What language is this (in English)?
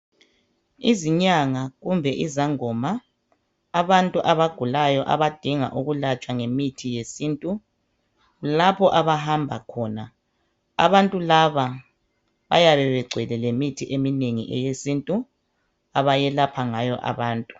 North Ndebele